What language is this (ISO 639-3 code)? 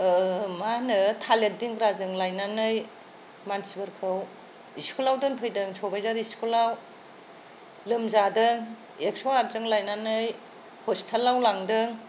brx